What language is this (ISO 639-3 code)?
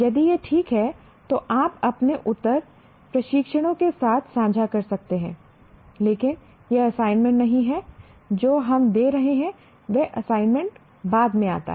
hin